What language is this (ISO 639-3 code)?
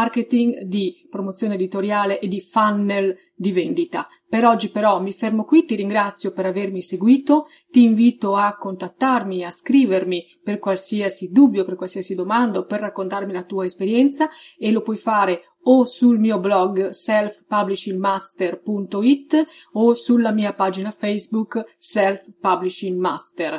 ita